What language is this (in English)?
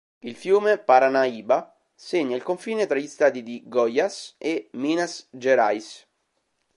Italian